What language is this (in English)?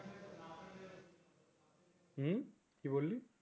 Bangla